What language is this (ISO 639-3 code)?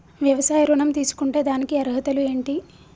tel